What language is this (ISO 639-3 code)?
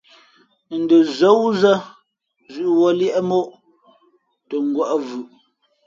fmp